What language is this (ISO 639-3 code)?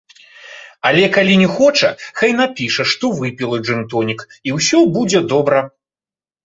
bel